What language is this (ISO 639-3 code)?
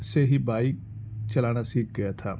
urd